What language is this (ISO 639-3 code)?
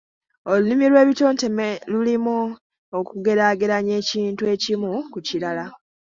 lug